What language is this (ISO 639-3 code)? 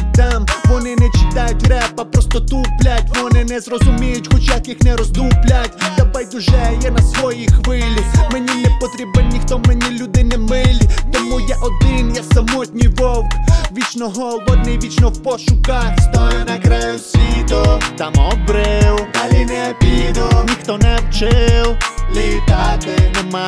ukr